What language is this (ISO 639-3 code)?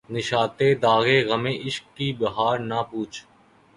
urd